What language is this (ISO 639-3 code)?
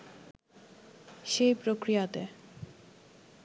ben